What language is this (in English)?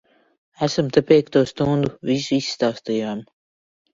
Latvian